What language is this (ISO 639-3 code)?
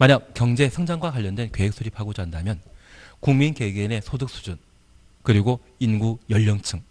kor